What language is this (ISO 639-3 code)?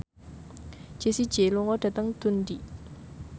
jav